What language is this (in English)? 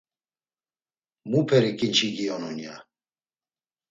Laz